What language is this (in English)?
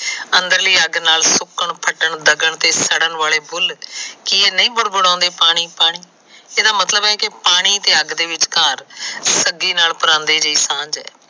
Punjabi